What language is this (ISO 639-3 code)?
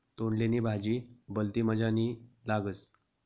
mar